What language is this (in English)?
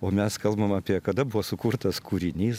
Lithuanian